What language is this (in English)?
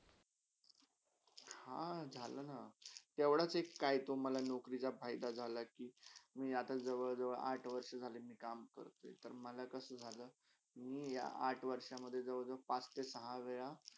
Marathi